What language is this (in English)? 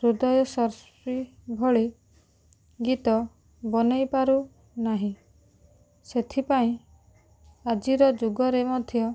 Odia